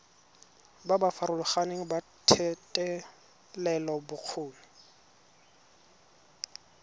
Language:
Tswana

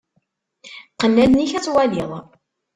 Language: Kabyle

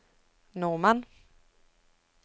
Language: Norwegian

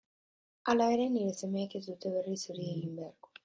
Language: Basque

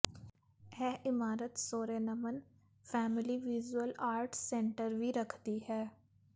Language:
Punjabi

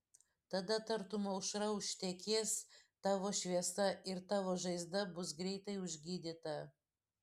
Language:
Lithuanian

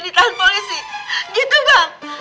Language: Indonesian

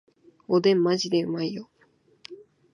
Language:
Japanese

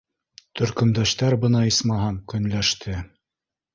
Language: Bashkir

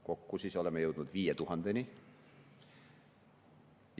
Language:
Estonian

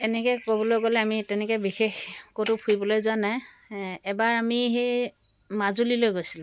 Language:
Assamese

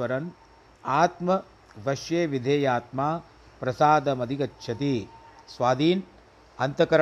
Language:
Hindi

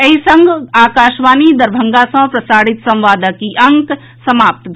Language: Maithili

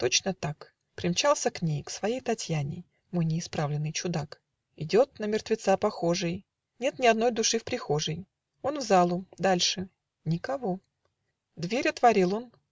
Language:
Russian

